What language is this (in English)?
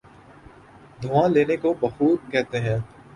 Urdu